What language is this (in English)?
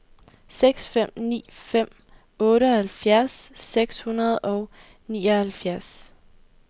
Danish